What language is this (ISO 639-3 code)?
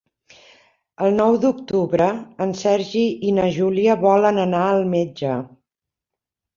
cat